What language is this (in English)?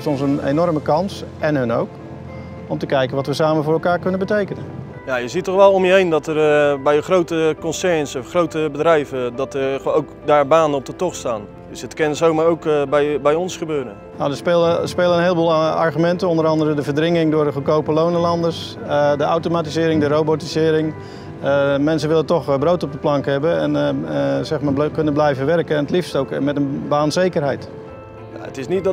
Dutch